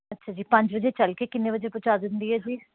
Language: Punjabi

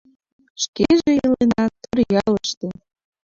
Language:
Mari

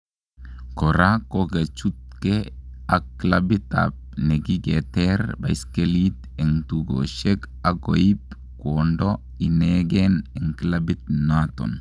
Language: Kalenjin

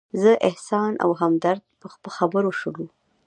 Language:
Pashto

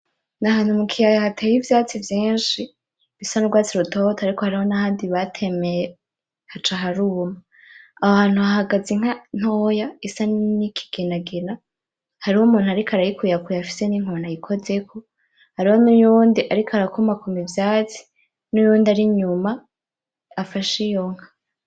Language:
Rundi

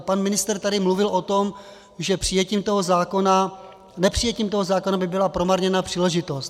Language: Czech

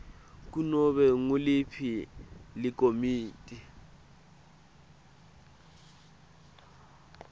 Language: Swati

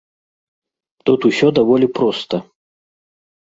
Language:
Belarusian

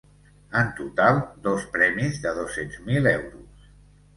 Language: Catalan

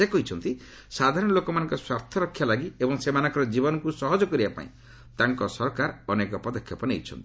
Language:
Odia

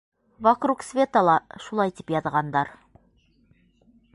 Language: Bashkir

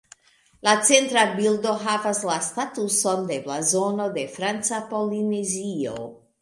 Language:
Esperanto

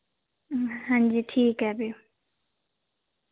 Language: Dogri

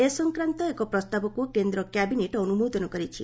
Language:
Odia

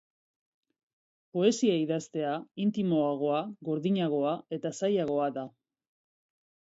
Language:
Basque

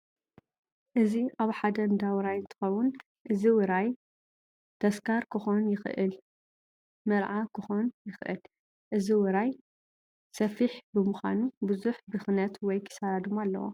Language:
Tigrinya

